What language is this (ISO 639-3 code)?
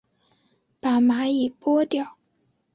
zho